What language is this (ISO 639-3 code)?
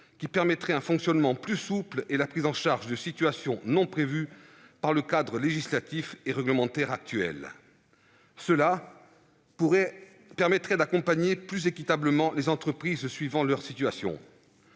fra